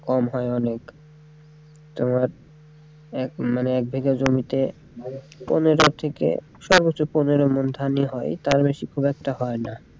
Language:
Bangla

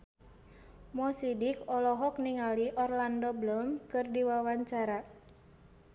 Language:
Sundanese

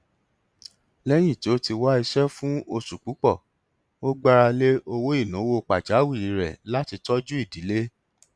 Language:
Yoruba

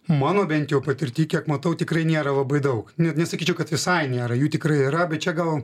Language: Lithuanian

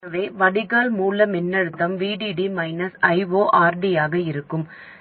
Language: Tamil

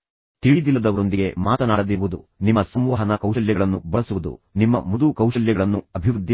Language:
Kannada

